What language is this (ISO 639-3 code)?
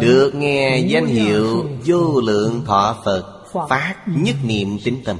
vie